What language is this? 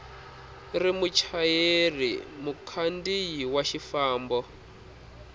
Tsonga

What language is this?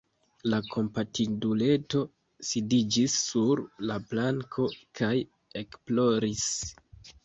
Esperanto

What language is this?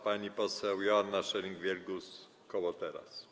Polish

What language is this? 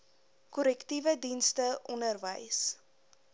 Afrikaans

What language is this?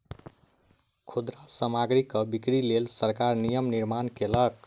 Maithili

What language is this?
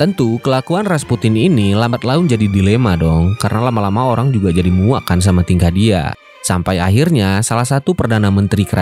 Indonesian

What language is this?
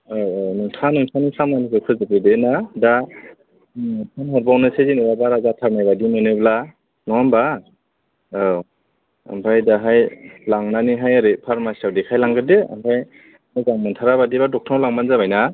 Bodo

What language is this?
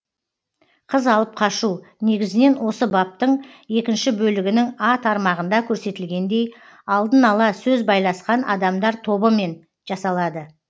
Kazakh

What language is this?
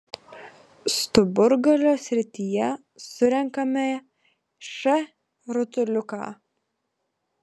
Lithuanian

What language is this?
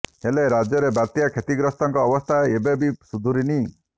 Odia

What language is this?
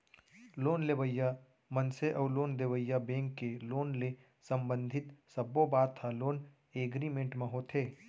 Chhattisgarhi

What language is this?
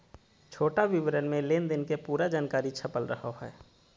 Magahi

